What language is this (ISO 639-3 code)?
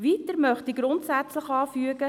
gsw